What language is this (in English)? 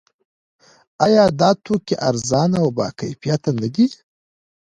Pashto